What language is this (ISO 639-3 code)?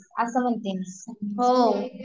mar